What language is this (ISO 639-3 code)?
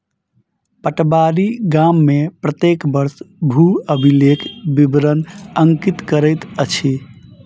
mai